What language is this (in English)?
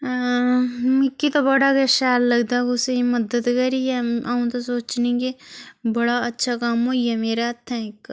Dogri